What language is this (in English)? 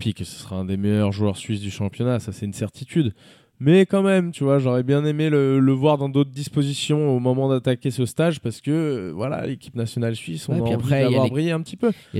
French